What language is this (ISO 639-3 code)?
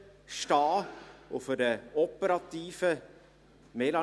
gsw